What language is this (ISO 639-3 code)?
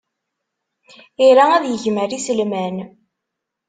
kab